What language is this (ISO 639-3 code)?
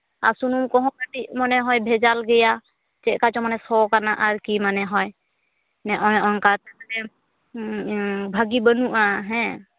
sat